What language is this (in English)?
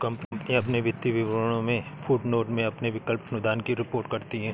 Hindi